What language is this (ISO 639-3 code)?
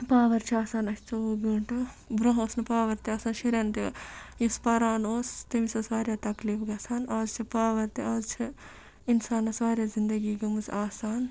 kas